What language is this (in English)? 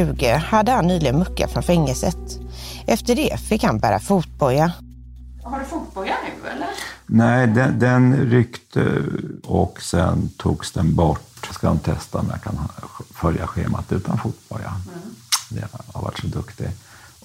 Swedish